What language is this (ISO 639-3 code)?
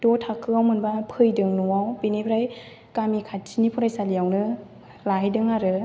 brx